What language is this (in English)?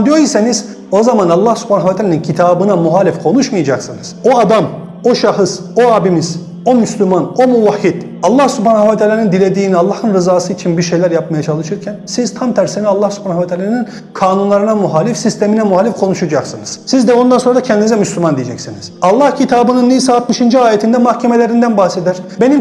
Turkish